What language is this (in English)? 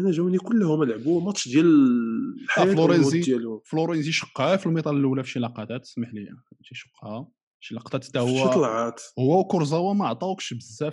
Arabic